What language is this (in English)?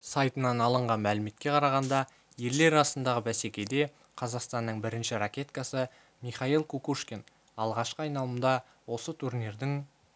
Kazakh